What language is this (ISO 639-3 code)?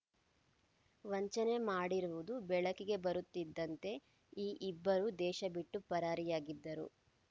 kan